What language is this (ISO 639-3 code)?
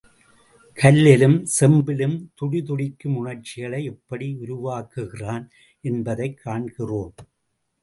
tam